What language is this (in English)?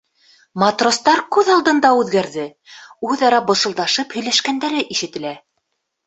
Bashkir